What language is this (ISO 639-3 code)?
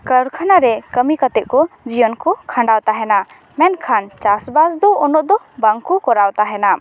sat